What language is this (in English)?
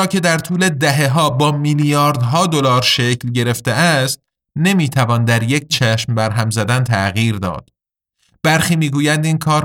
Persian